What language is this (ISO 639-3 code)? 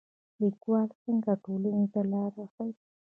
pus